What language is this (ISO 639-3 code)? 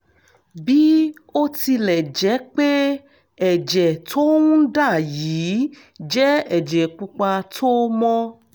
yor